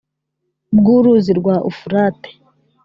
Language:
Kinyarwanda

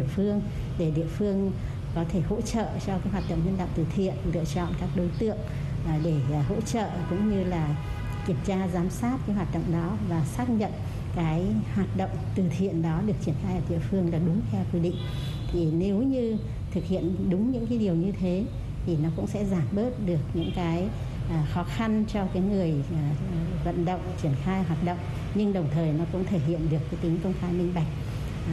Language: Vietnamese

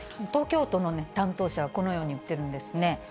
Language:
Japanese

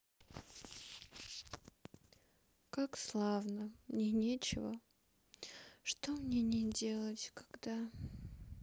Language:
Russian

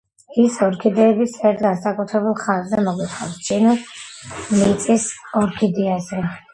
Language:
Georgian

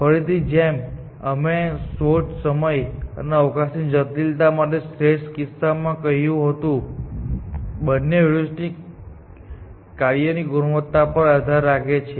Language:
Gujarati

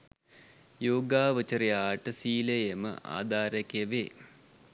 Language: Sinhala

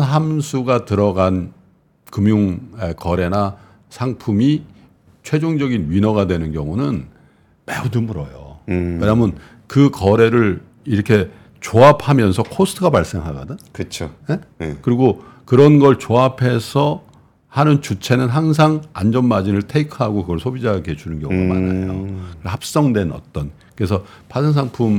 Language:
Korean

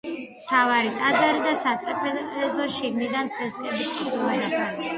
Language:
Georgian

